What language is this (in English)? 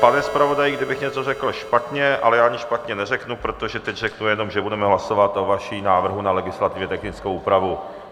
Czech